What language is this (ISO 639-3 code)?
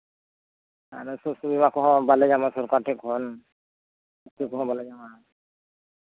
sat